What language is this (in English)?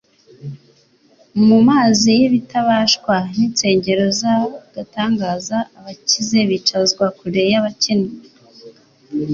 Kinyarwanda